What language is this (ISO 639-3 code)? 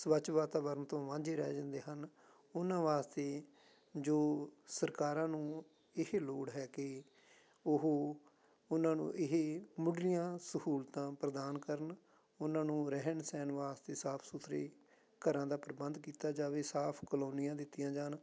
pan